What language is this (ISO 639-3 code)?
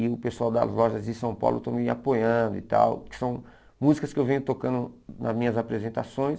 por